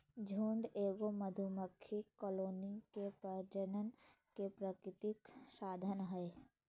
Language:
Magahi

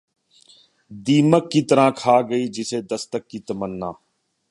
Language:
Urdu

